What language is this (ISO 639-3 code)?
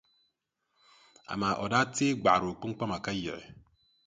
dag